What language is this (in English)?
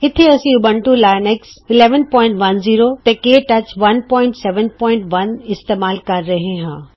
Punjabi